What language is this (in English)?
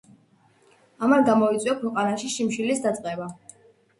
Georgian